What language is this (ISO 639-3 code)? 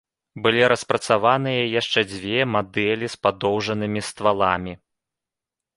bel